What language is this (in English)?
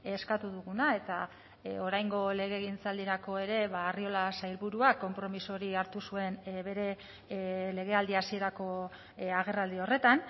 Basque